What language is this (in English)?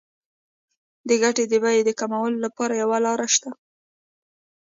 Pashto